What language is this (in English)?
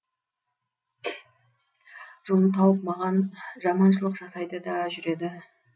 Kazakh